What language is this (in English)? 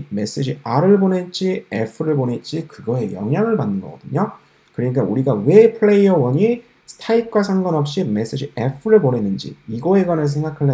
Korean